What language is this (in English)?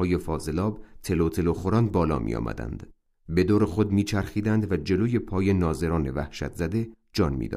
Persian